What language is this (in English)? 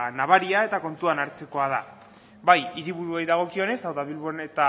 Basque